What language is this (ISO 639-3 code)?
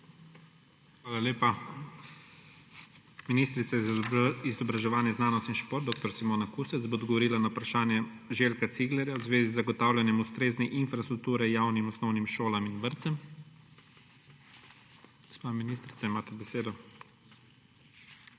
slv